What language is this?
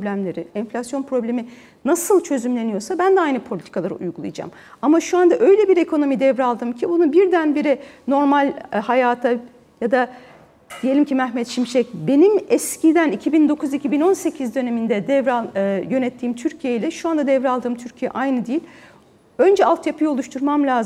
Turkish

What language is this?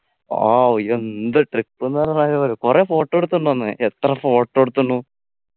Malayalam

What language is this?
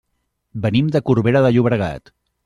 Catalan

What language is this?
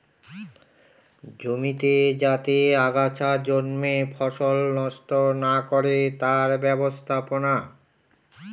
Bangla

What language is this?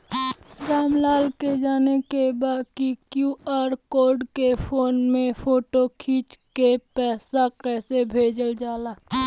Bhojpuri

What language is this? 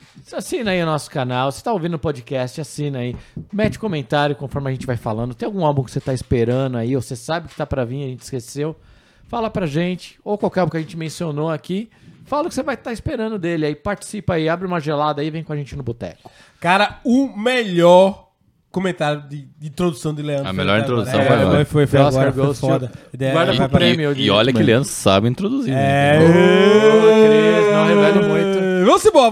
Portuguese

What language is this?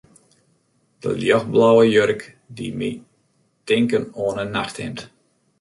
Western Frisian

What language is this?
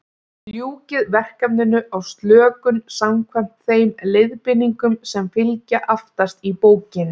Icelandic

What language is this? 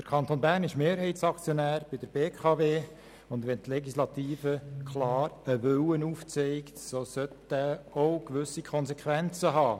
Swiss German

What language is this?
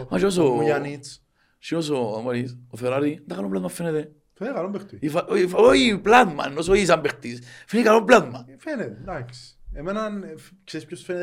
Greek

